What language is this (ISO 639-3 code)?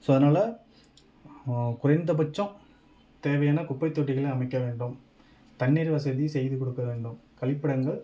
tam